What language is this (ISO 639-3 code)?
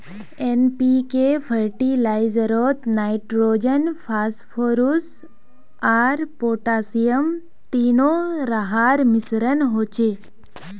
mag